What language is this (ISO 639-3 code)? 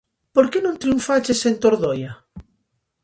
glg